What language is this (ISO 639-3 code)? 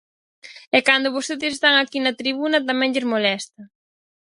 glg